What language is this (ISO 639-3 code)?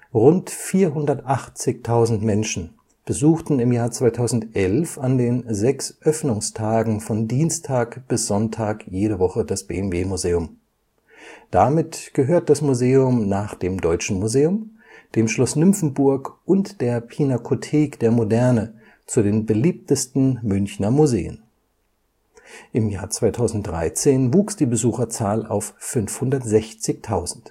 deu